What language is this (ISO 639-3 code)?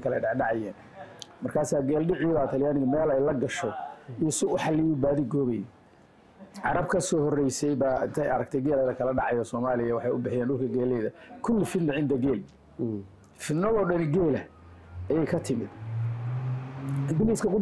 ara